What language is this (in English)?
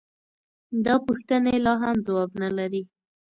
Pashto